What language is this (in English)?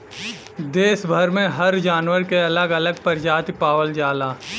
Bhojpuri